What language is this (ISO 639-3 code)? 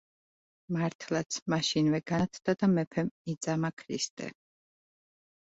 kat